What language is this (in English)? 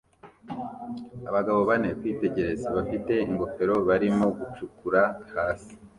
Kinyarwanda